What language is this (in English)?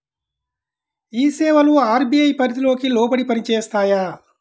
Telugu